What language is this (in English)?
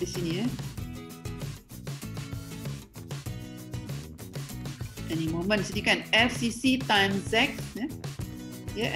Malay